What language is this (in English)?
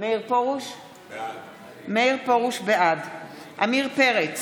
Hebrew